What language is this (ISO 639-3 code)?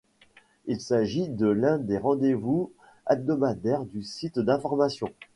fra